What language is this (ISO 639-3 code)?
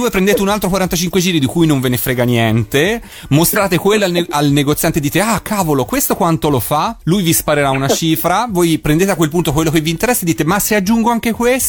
ita